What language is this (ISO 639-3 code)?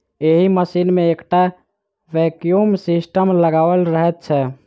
mai